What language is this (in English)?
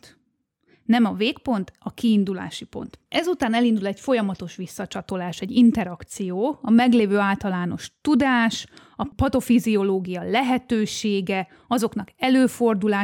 Hungarian